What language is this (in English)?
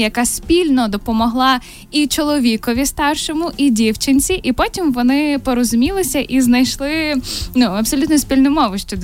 Ukrainian